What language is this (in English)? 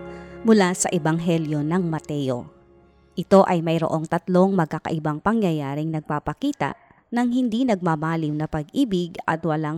Filipino